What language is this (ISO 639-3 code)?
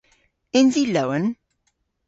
cor